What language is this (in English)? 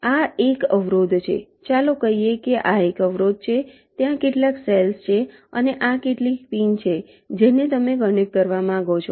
Gujarati